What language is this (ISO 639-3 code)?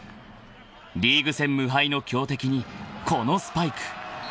jpn